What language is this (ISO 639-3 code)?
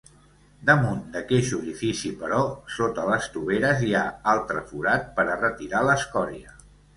cat